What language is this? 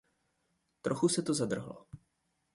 Czech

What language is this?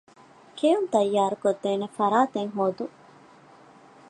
Divehi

